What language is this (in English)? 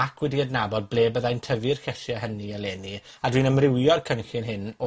Welsh